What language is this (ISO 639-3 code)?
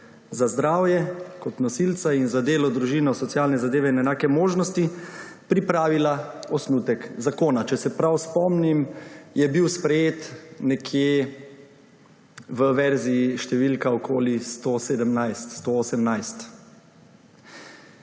slv